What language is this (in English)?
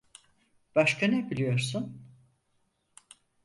Turkish